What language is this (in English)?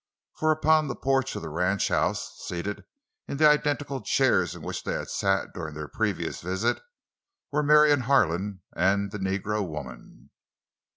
English